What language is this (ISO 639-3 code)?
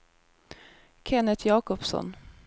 swe